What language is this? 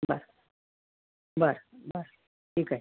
Marathi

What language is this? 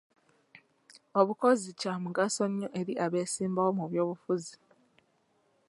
Ganda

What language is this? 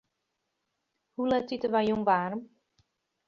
Western Frisian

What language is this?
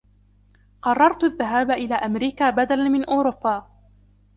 Arabic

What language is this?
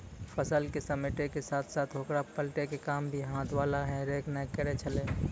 Maithili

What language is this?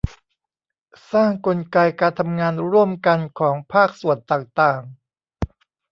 Thai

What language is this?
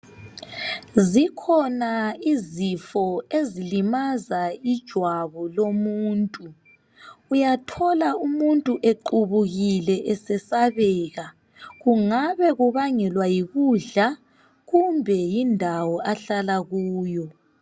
North Ndebele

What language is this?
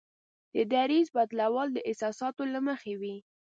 Pashto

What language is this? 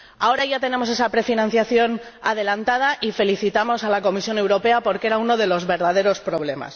Spanish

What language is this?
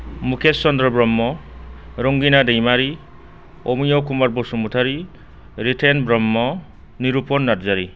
Bodo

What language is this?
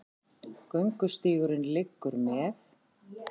Icelandic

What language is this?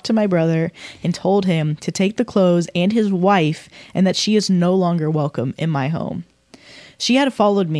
Swedish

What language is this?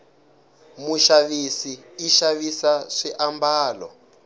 Tsonga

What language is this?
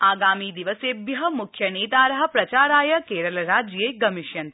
Sanskrit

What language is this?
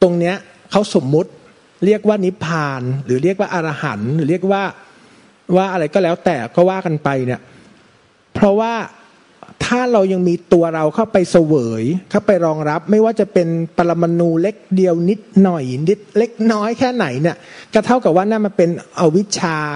Thai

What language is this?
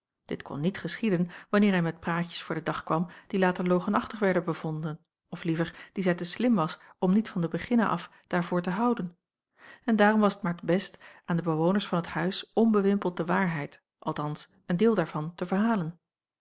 Dutch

